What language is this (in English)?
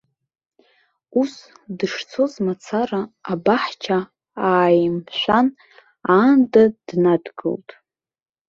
Abkhazian